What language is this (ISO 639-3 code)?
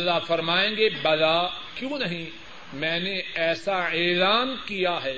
urd